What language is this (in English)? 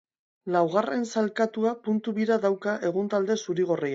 Basque